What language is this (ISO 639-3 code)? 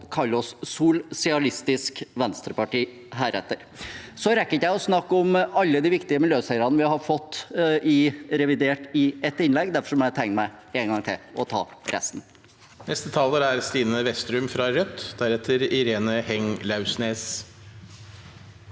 nor